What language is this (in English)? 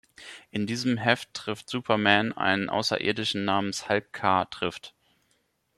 German